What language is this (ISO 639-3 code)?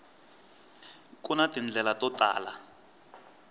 tso